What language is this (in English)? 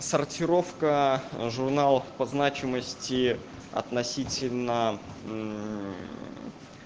Russian